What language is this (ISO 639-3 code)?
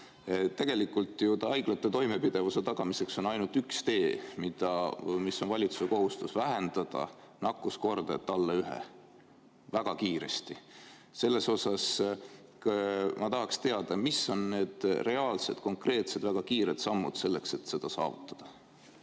est